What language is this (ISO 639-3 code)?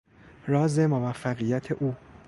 fas